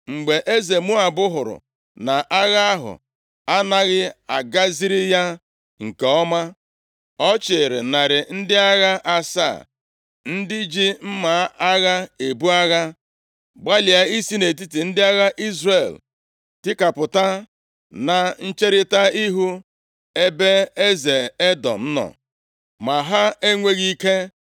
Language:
Igbo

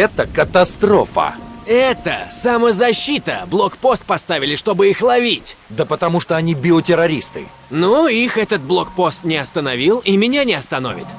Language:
Russian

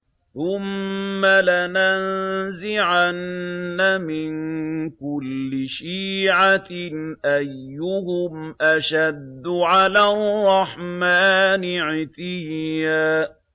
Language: Arabic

